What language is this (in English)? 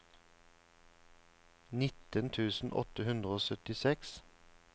Norwegian